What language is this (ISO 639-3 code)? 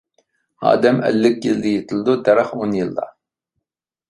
uig